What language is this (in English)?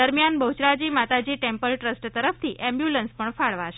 Gujarati